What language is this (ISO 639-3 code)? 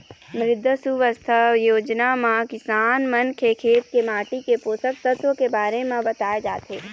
hne